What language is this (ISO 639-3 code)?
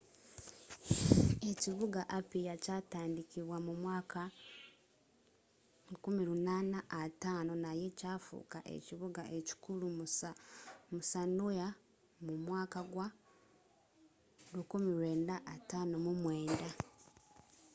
lug